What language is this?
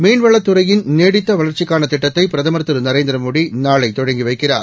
Tamil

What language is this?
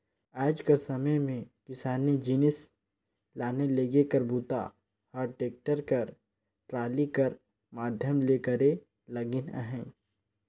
Chhattisgarhi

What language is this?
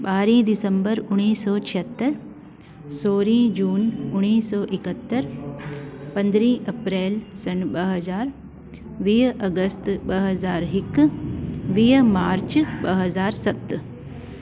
Sindhi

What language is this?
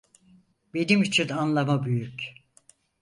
Turkish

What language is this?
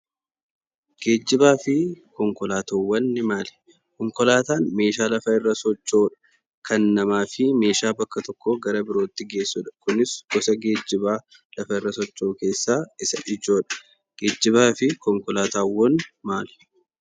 Oromo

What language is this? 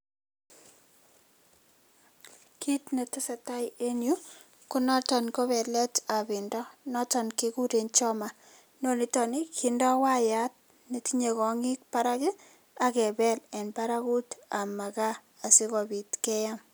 Kalenjin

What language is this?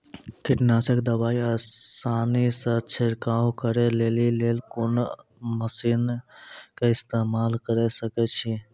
Maithili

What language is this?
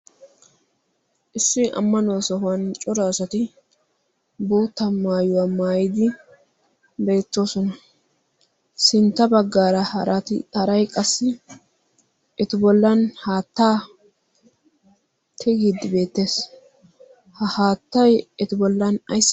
Wolaytta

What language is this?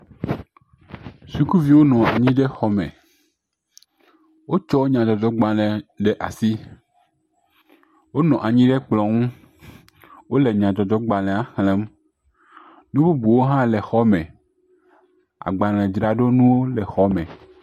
Ewe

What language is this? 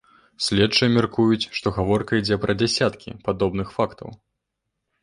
Belarusian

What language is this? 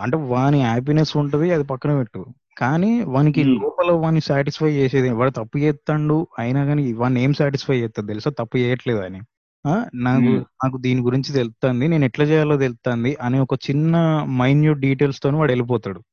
Telugu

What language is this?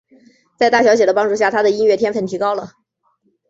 Chinese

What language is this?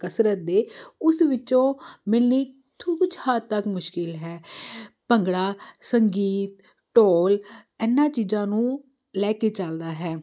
Punjabi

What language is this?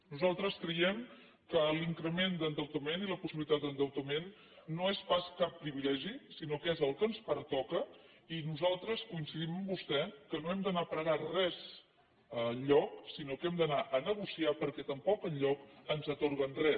Catalan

